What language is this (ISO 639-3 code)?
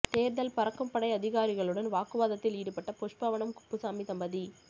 tam